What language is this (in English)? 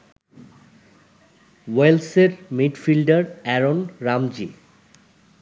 Bangla